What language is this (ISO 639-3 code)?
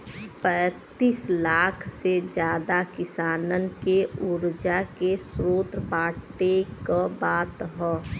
bho